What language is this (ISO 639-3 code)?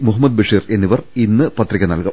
mal